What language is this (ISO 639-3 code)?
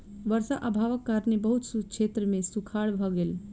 mai